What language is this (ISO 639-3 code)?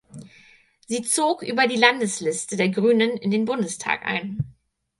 deu